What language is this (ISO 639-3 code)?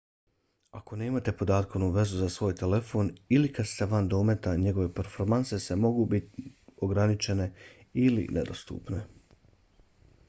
bos